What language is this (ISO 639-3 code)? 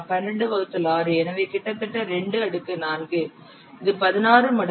tam